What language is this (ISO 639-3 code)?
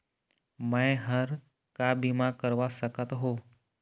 hne